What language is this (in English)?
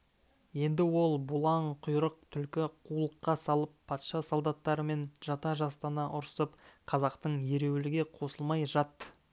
Kazakh